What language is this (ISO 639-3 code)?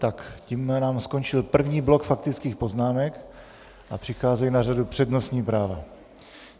ces